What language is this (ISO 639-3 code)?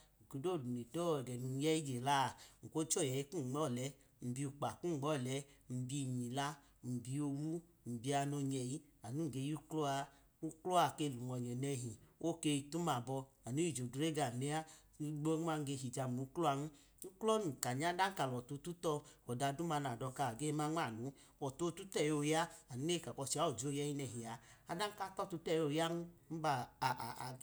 idu